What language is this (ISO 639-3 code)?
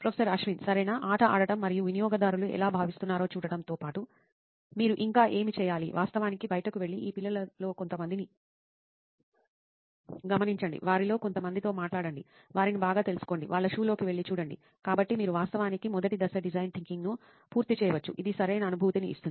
tel